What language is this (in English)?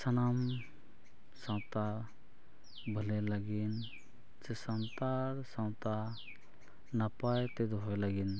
Santali